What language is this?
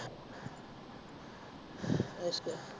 Punjabi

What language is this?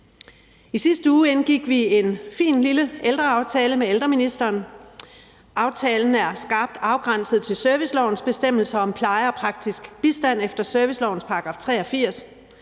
Danish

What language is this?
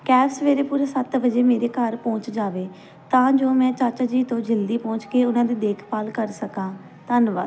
Punjabi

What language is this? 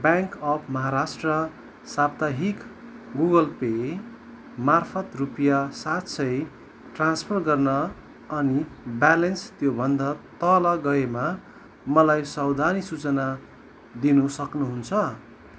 Nepali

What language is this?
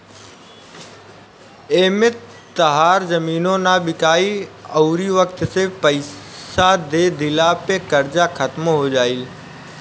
Bhojpuri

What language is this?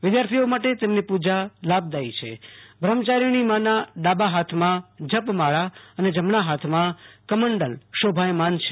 Gujarati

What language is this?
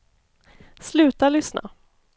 Swedish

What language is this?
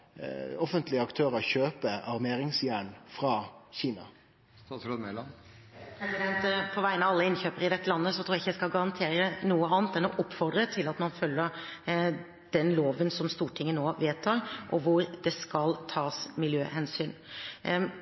Norwegian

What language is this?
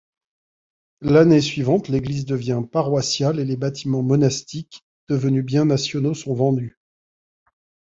French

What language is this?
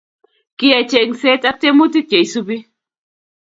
Kalenjin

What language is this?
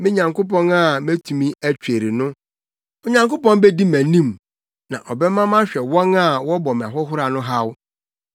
Akan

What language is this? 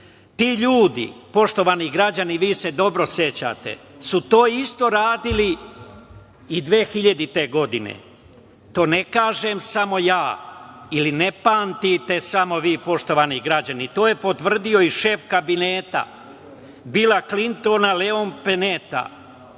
Serbian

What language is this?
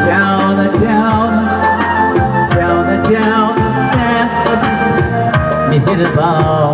Uzbek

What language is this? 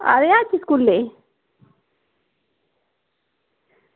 Dogri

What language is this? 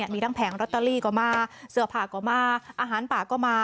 Thai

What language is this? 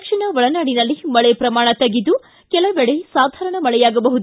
Kannada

